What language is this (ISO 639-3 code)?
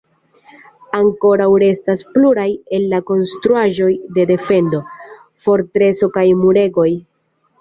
epo